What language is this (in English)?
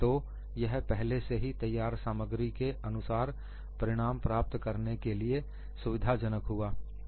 Hindi